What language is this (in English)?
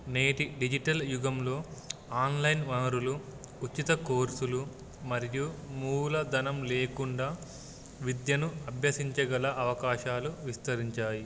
Telugu